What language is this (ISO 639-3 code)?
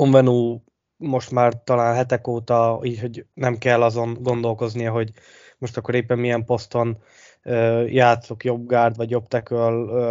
hun